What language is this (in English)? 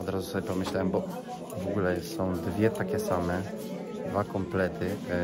Polish